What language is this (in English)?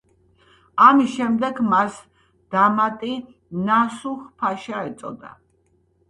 Georgian